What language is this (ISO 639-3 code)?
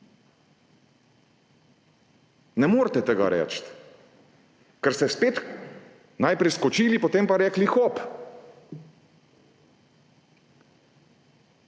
slv